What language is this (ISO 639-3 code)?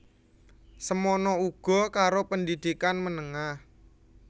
jav